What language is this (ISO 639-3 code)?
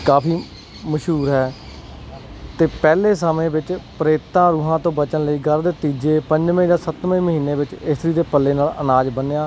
pan